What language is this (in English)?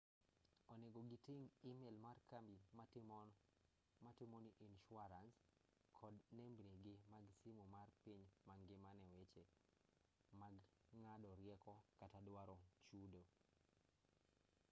Luo (Kenya and Tanzania)